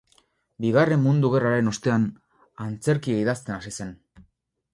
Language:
Basque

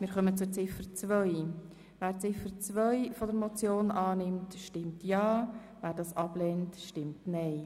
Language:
Swiss German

